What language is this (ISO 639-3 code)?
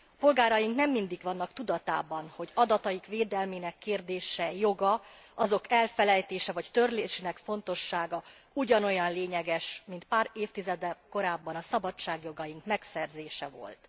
hun